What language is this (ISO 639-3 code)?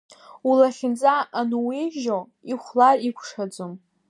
abk